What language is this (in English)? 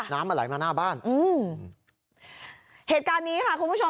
Thai